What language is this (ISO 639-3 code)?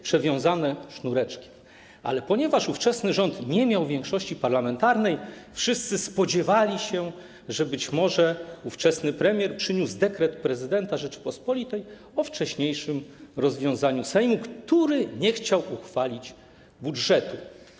pol